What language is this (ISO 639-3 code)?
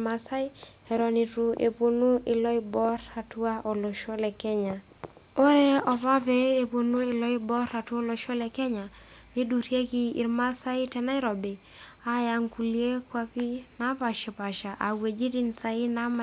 mas